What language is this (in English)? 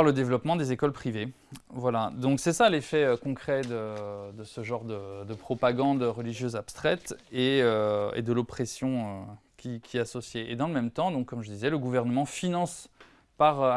French